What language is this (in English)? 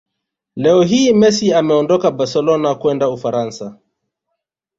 Swahili